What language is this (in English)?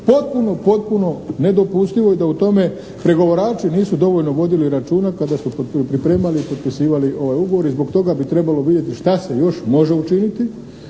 Croatian